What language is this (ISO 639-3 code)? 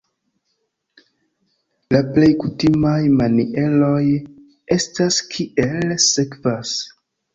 epo